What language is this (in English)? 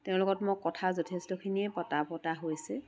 Assamese